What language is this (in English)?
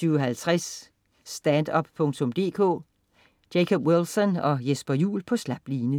Danish